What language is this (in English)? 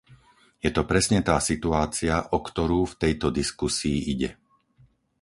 Slovak